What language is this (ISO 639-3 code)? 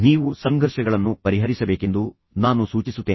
kan